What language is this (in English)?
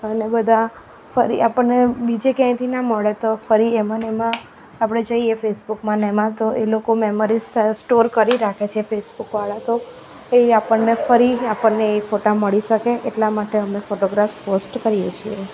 Gujarati